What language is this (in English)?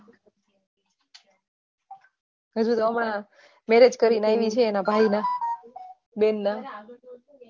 Gujarati